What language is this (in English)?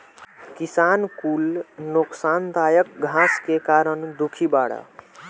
Bhojpuri